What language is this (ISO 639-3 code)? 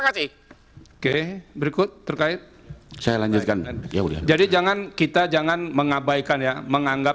ind